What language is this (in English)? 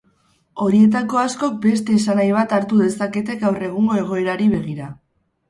Basque